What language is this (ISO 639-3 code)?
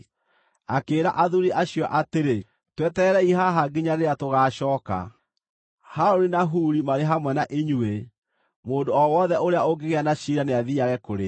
kik